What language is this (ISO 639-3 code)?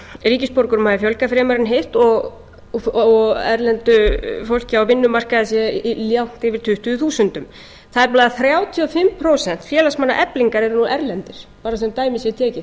isl